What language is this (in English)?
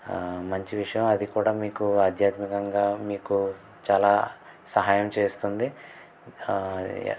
Telugu